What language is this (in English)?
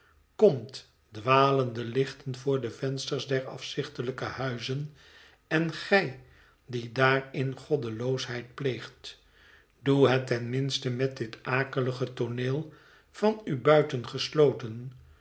Dutch